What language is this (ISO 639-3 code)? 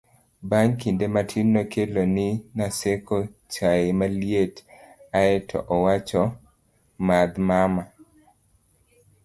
luo